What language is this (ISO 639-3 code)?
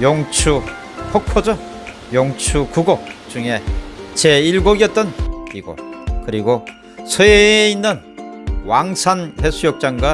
kor